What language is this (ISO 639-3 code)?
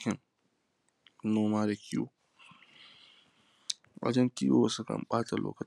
hau